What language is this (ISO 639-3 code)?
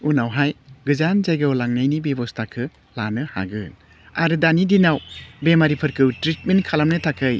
brx